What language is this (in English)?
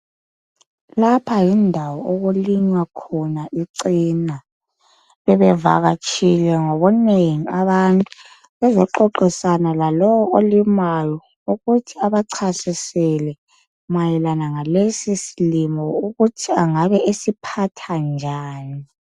North Ndebele